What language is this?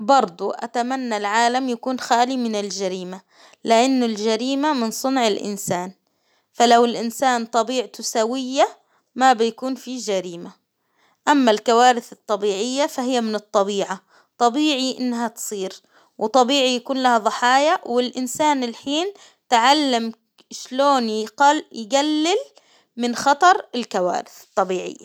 Hijazi Arabic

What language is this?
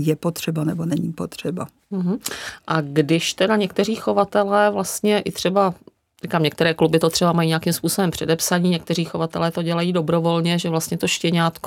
Czech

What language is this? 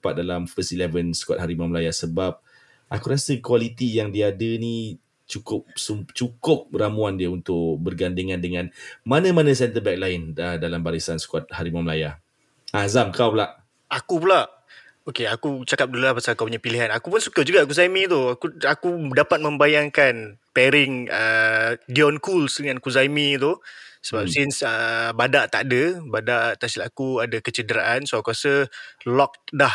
Malay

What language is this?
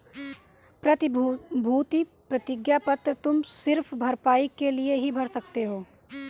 Hindi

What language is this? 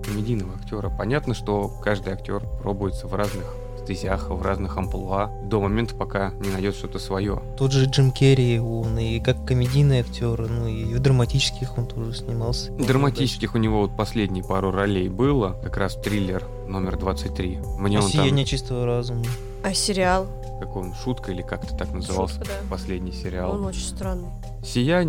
Russian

